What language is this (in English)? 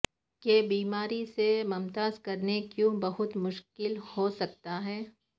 Urdu